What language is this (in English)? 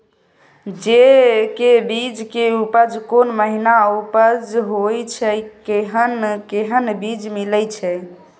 Maithili